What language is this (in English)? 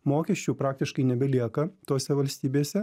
Lithuanian